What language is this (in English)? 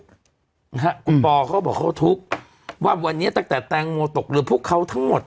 Thai